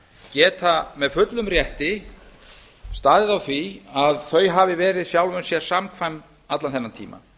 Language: Icelandic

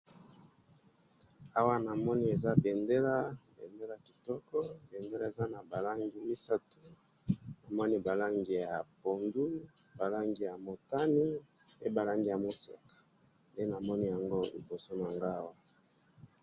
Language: Lingala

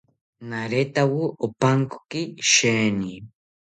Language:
South Ucayali Ashéninka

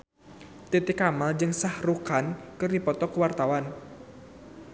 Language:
Sundanese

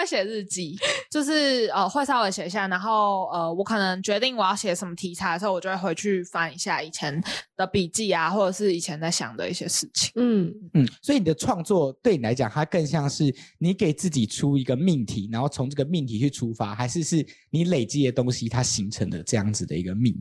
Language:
Chinese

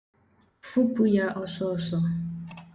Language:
Igbo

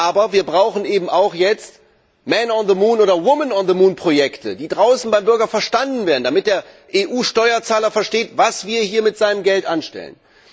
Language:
German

